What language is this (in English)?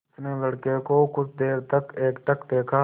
Hindi